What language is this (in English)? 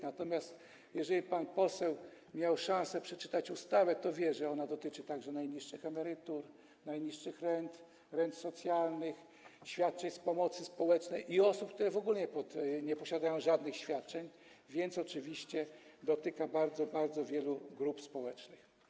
Polish